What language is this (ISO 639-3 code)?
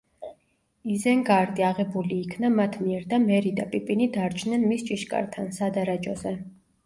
kat